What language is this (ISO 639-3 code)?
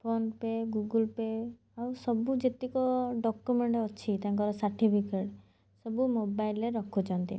ori